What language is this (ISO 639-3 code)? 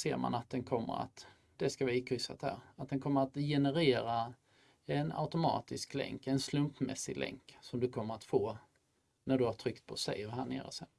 swe